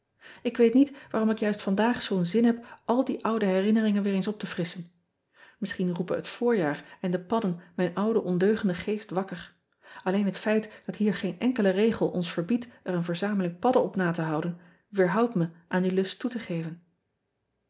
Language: Dutch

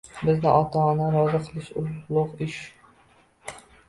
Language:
Uzbek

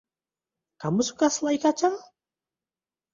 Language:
Indonesian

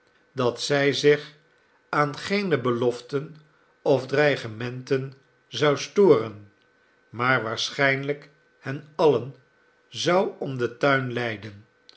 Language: Dutch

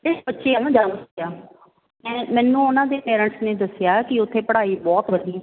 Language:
Punjabi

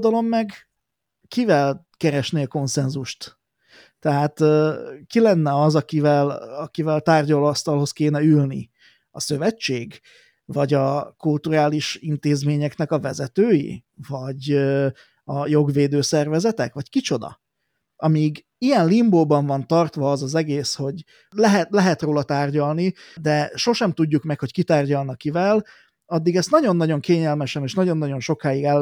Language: Hungarian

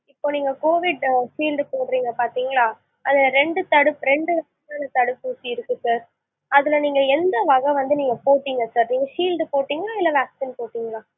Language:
Tamil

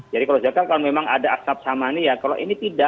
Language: Indonesian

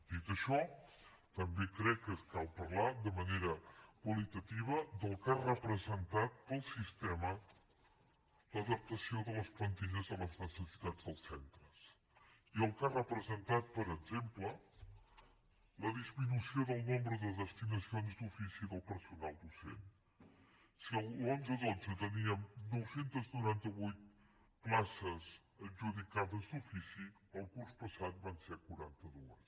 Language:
Catalan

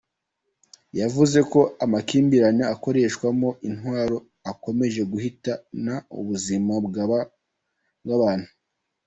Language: Kinyarwanda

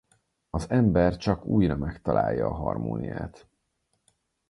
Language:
Hungarian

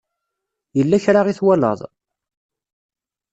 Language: Kabyle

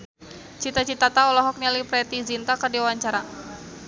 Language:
Sundanese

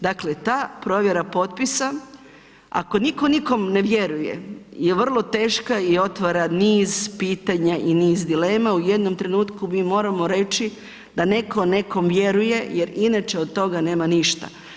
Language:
Croatian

